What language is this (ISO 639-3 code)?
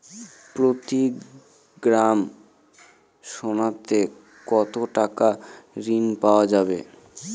ben